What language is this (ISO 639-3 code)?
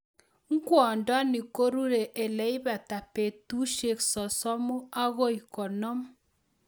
kln